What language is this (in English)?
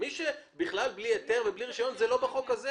Hebrew